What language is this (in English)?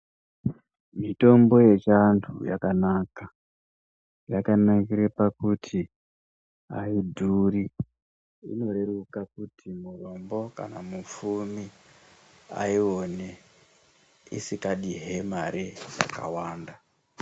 Ndau